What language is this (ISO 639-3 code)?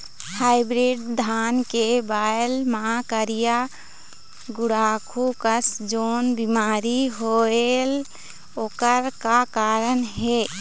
hne